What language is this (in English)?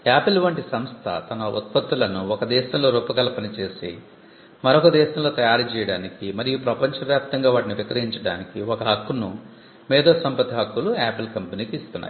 Telugu